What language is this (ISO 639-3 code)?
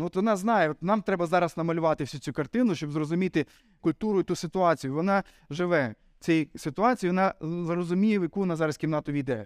ukr